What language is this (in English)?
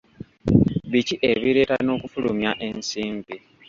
Ganda